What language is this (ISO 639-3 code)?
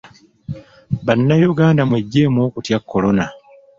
lug